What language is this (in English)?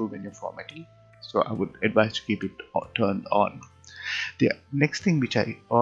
English